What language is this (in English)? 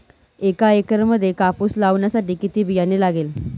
Marathi